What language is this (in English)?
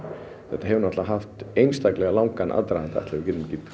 Icelandic